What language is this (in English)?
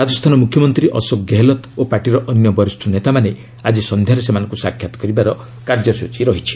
Odia